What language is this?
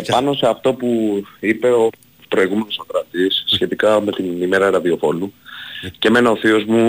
Greek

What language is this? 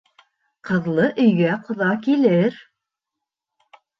Bashkir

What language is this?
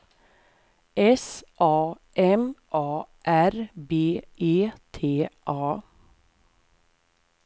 Swedish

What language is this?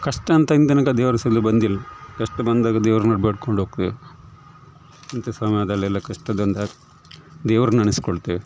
Kannada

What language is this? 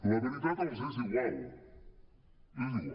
Catalan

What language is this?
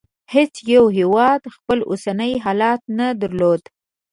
Pashto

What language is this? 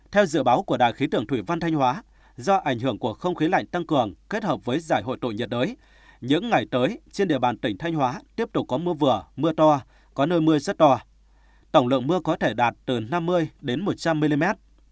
Vietnamese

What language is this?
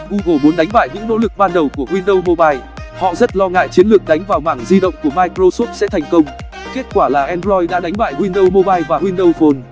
Vietnamese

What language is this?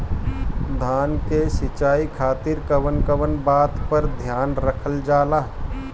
Bhojpuri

